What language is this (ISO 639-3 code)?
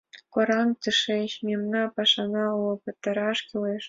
chm